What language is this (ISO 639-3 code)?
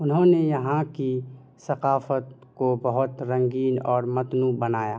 urd